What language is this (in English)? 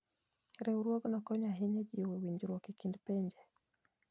Luo (Kenya and Tanzania)